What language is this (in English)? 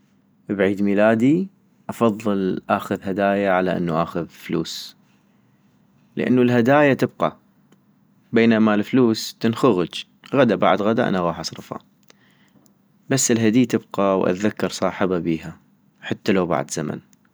North Mesopotamian Arabic